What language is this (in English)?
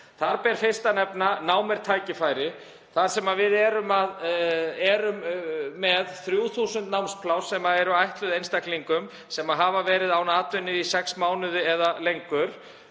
Icelandic